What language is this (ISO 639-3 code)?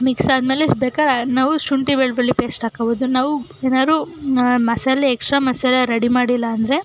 kan